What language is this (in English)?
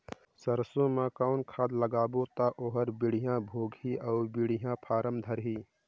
Chhattisgarhi